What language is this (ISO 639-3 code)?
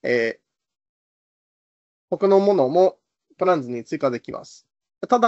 jpn